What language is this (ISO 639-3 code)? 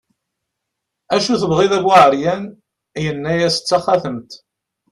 kab